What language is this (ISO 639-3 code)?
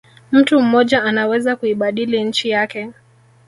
swa